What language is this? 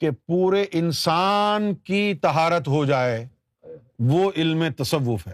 Urdu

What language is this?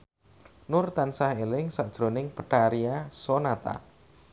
Javanese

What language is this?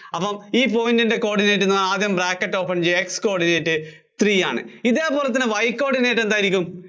Malayalam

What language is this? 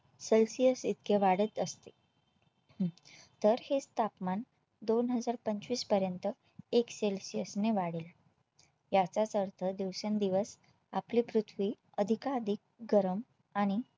Marathi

